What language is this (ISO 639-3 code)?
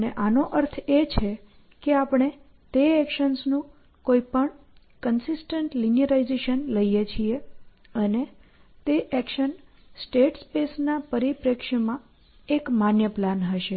guj